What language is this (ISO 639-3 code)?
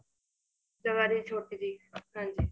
pan